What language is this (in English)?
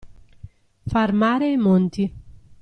Italian